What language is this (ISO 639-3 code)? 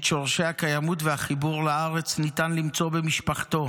heb